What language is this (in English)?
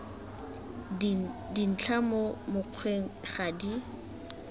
Tswana